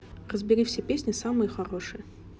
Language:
Russian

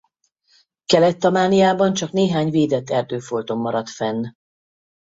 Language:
Hungarian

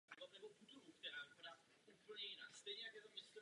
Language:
Czech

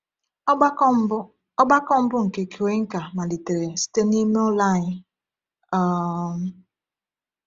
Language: Igbo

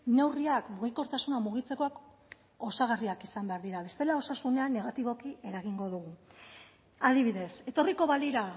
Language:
Basque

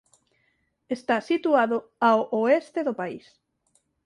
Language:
Galician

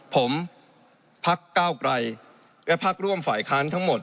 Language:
Thai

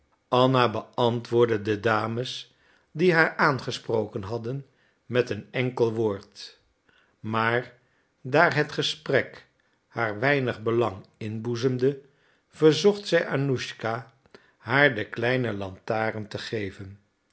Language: Dutch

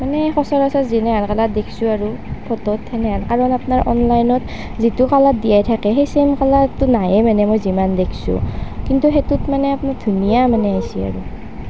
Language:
Assamese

